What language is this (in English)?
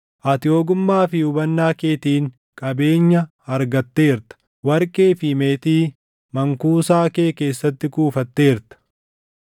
Oromo